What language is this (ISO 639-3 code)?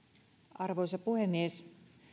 fin